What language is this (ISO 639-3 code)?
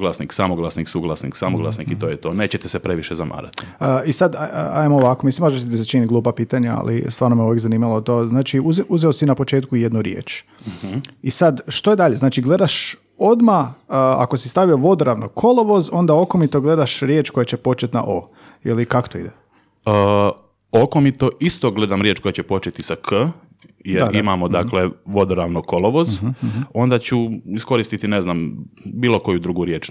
hrv